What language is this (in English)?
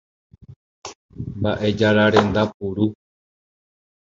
Guarani